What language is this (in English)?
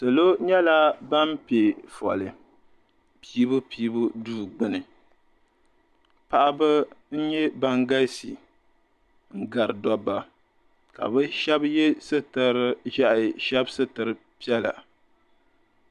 Dagbani